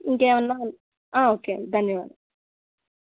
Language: Telugu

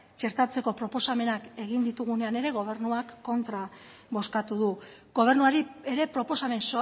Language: Basque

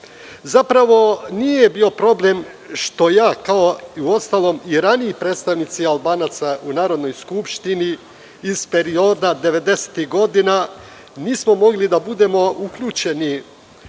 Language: Serbian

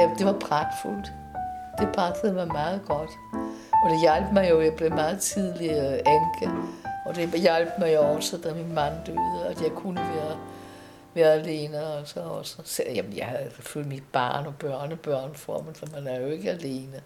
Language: Danish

